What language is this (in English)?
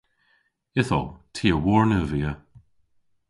Cornish